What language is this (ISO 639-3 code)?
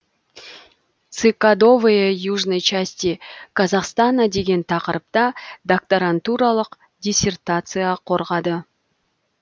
kaz